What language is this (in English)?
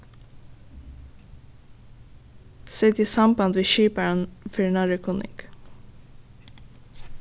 Faroese